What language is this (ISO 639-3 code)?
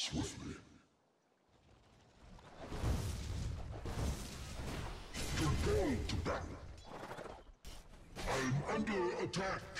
hun